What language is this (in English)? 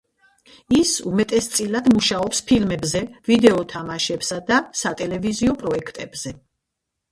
Georgian